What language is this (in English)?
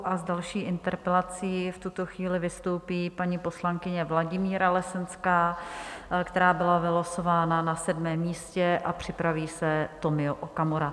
Czech